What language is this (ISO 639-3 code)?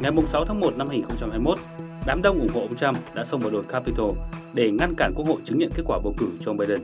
vie